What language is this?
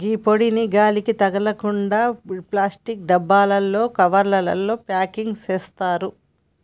Telugu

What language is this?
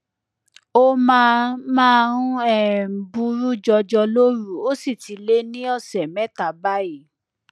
Yoruba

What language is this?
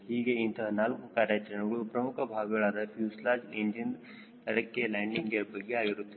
Kannada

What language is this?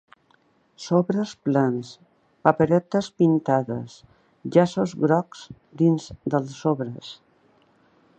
Catalan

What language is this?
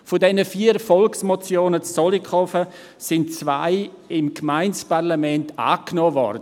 Swiss German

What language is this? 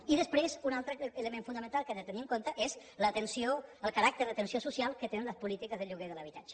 Catalan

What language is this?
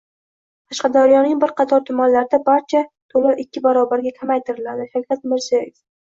Uzbek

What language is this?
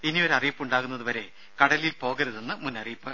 Malayalam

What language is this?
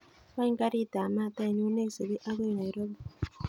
Kalenjin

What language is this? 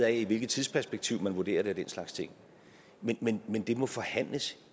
Danish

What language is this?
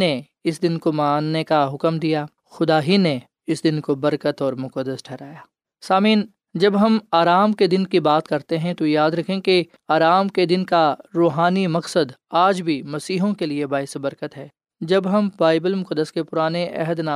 Urdu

